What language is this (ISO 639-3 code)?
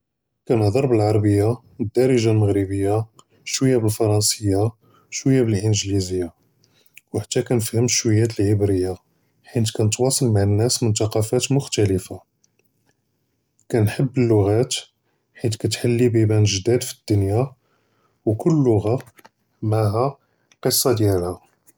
jrb